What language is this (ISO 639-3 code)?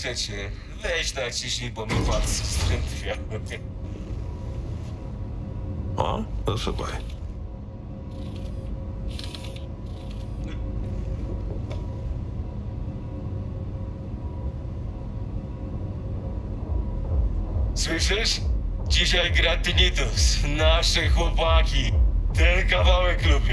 pol